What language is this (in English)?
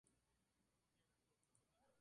Spanish